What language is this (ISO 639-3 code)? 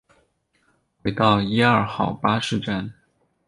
zho